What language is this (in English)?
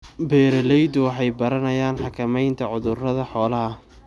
Somali